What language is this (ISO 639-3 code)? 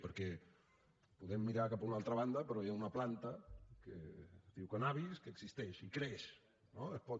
cat